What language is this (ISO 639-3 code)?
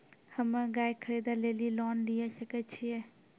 mai